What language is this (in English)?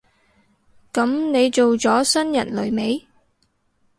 Cantonese